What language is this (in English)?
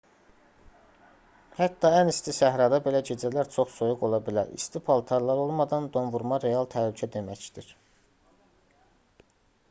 Azerbaijani